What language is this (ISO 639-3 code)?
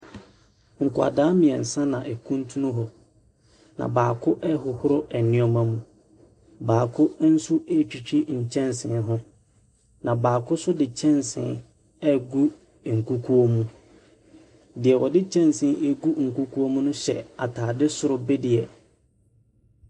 aka